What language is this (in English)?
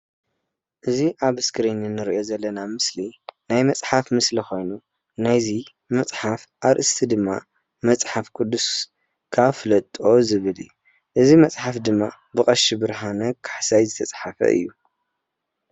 Tigrinya